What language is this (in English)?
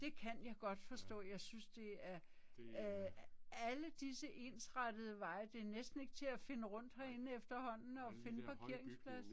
Danish